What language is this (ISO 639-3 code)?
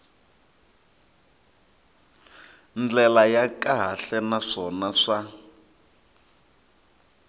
tso